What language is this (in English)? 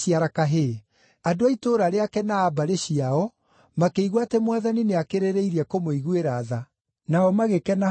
Kikuyu